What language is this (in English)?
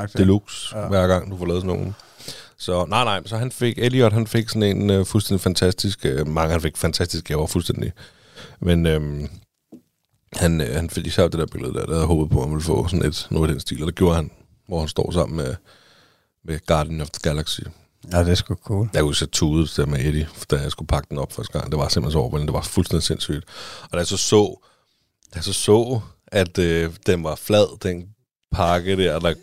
Danish